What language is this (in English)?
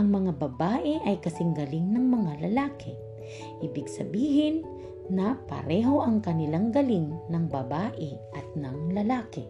Filipino